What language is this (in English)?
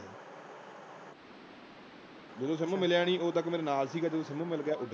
Punjabi